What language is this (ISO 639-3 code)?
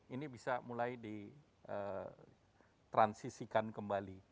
ind